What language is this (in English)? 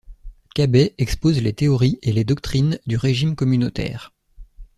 French